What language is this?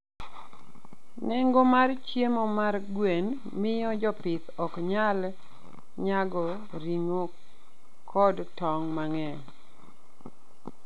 Luo (Kenya and Tanzania)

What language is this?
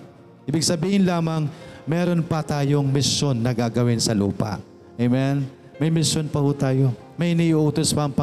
Filipino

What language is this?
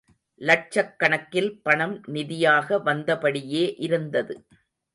Tamil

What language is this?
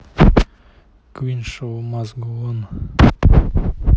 Russian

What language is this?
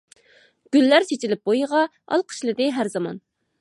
Uyghur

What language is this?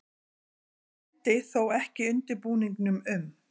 Icelandic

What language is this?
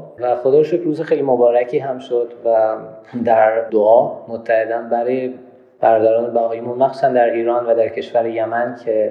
Persian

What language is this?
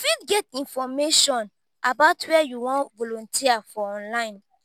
Nigerian Pidgin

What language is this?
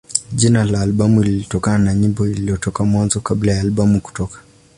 Swahili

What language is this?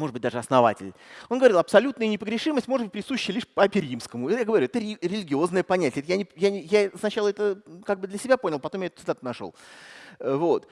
Russian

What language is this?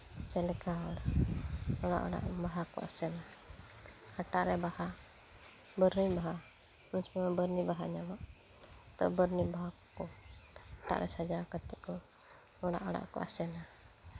Santali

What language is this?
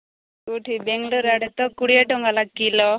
Odia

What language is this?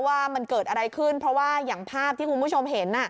Thai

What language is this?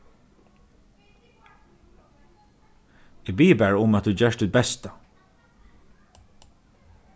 Faroese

